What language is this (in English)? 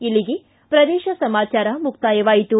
Kannada